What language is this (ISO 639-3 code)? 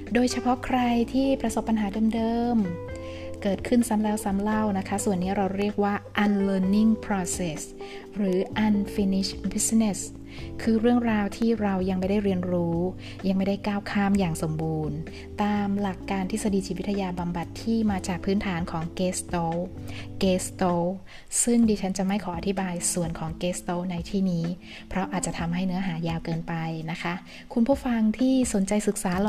tha